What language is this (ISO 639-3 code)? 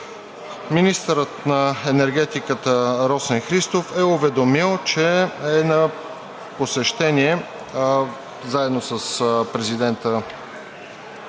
bul